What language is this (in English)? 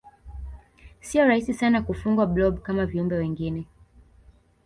Swahili